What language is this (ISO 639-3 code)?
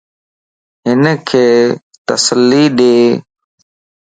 lss